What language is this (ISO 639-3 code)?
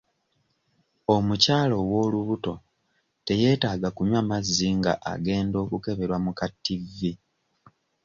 lug